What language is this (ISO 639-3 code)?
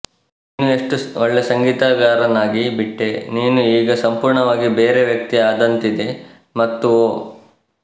kan